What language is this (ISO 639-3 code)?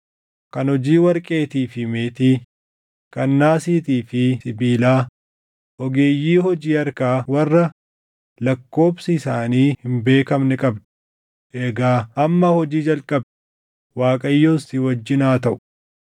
orm